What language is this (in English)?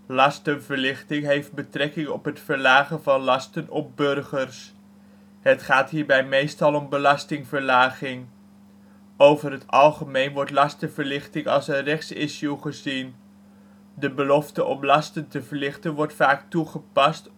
Dutch